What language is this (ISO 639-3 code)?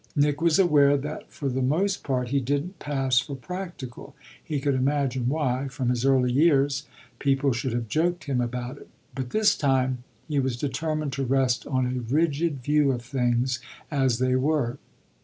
eng